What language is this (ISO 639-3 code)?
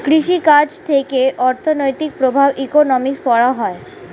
ben